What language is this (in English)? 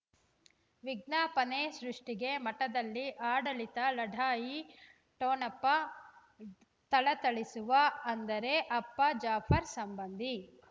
Kannada